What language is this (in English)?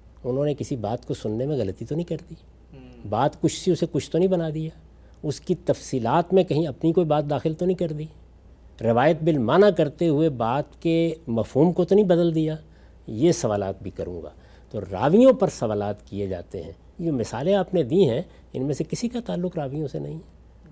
Urdu